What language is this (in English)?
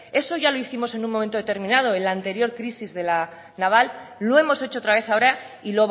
Spanish